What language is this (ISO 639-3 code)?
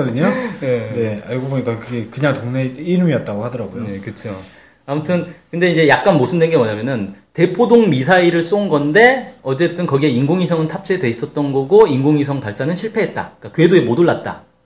kor